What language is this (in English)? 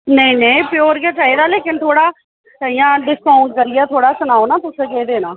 Dogri